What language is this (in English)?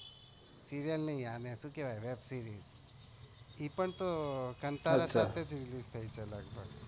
Gujarati